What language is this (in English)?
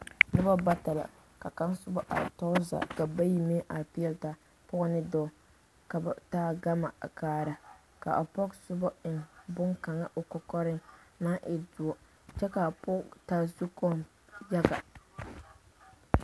Southern Dagaare